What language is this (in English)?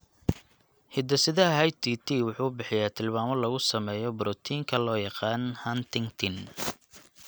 Somali